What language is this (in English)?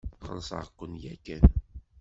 Kabyle